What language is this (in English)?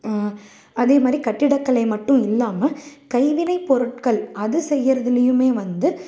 Tamil